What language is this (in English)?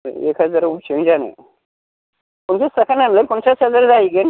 Bodo